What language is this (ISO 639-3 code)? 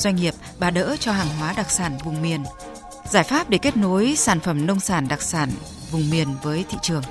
vie